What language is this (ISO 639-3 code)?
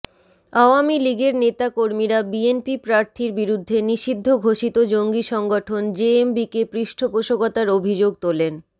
ben